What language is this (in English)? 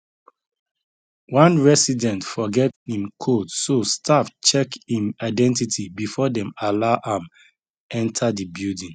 Nigerian Pidgin